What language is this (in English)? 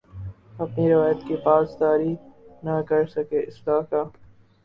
Urdu